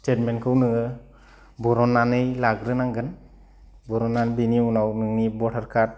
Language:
Bodo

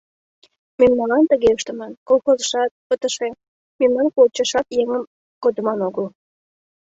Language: Mari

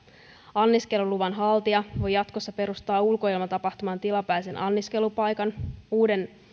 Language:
Finnish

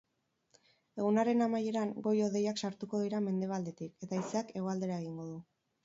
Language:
Basque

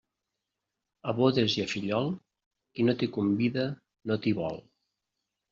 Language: Catalan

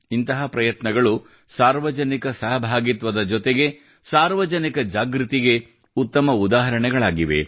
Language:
Kannada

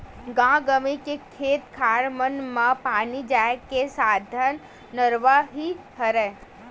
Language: Chhattisgarhi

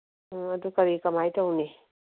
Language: Manipuri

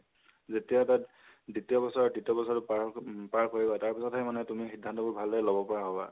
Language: Assamese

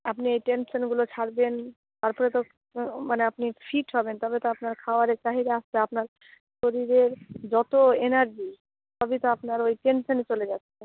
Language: Bangla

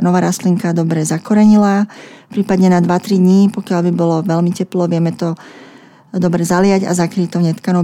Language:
Slovak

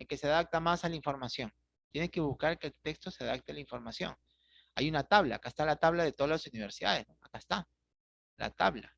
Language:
Spanish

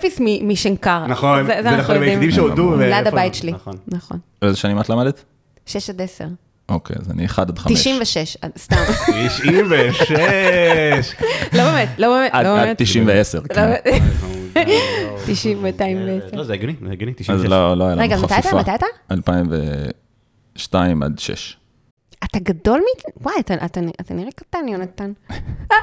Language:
Hebrew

